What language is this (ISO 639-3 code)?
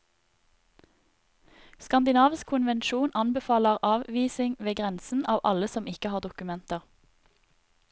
nor